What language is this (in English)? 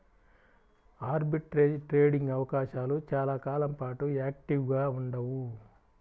Telugu